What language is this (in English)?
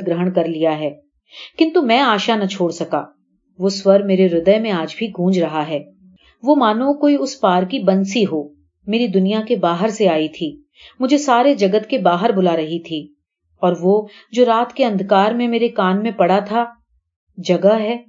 Hindi